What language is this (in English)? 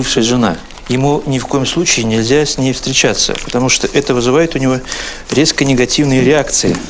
Russian